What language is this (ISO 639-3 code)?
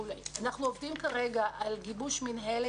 heb